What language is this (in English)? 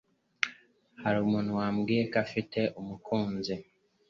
Kinyarwanda